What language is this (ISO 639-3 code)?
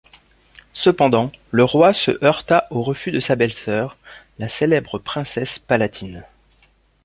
fra